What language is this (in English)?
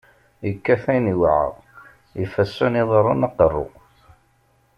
Kabyle